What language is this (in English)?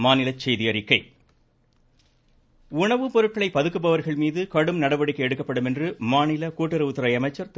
Tamil